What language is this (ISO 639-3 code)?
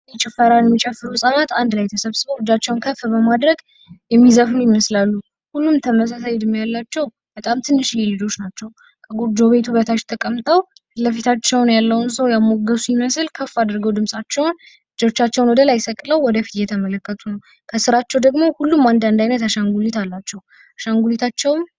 amh